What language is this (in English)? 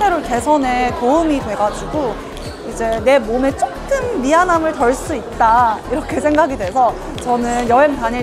Korean